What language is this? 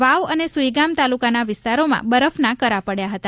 Gujarati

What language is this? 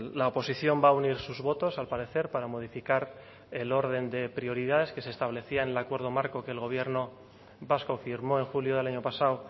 Spanish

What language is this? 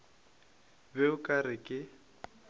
Northern Sotho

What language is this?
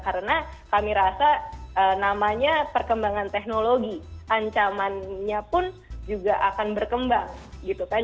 Indonesian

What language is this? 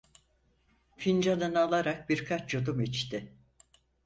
Turkish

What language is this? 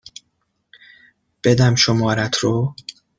Persian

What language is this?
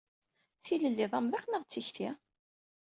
Kabyle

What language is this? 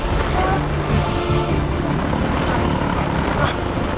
Indonesian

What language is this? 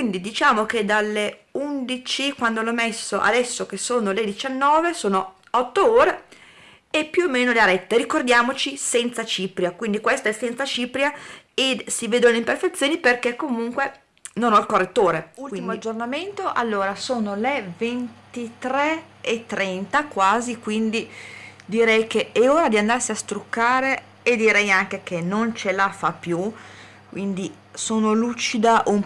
Italian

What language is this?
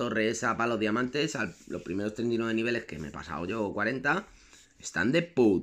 Spanish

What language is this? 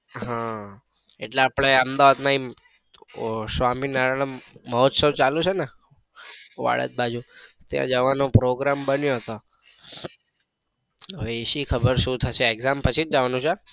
Gujarati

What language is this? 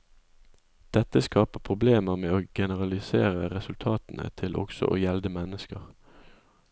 Norwegian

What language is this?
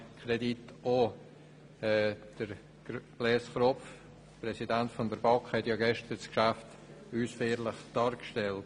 Swiss German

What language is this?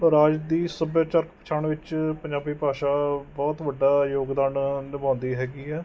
Punjabi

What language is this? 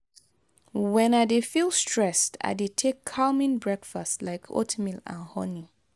Nigerian Pidgin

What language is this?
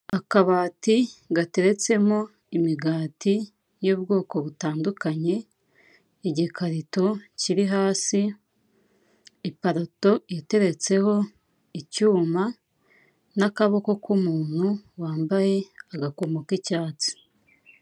Kinyarwanda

